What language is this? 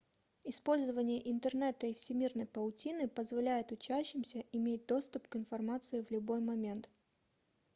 Russian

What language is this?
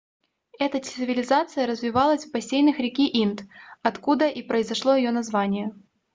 Russian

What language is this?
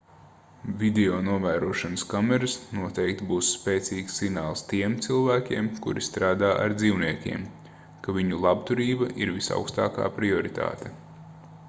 Latvian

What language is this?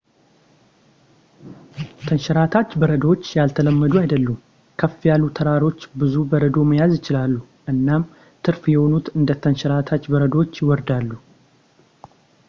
Amharic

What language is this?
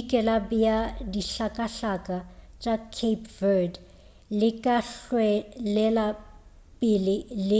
Northern Sotho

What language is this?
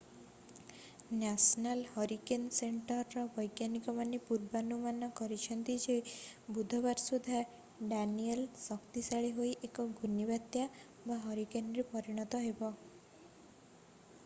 Odia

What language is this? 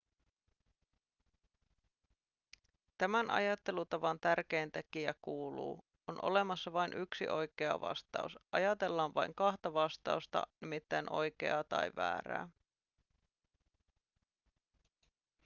Finnish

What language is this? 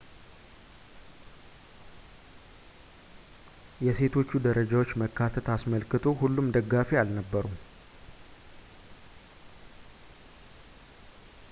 Amharic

